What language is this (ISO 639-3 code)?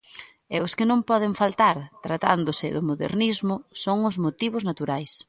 glg